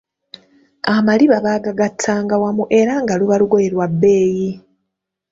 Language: Ganda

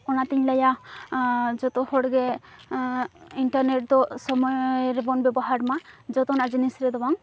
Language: Santali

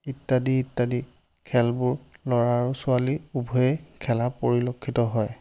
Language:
Assamese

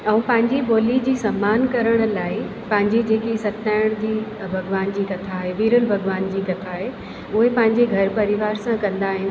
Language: Sindhi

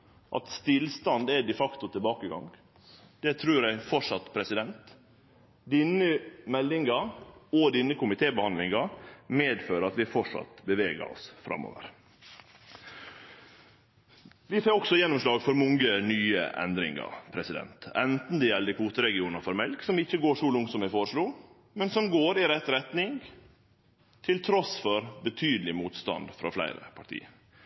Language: Norwegian Nynorsk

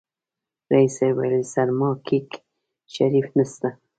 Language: Pashto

